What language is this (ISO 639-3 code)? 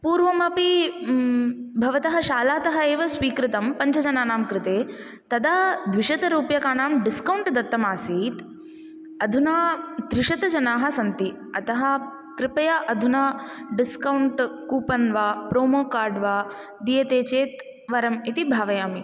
san